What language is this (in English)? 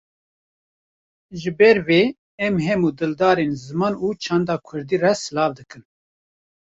Kurdish